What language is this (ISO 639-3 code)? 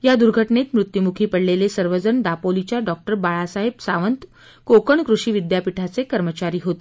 mar